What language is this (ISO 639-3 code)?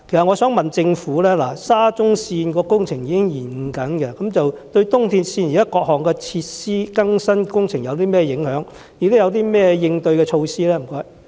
yue